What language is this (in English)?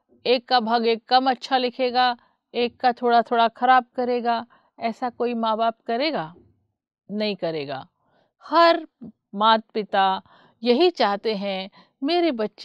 Hindi